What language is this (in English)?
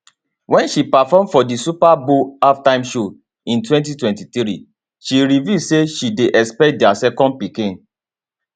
Nigerian Pidgin